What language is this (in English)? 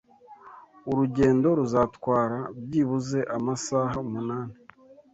Kinyarwanda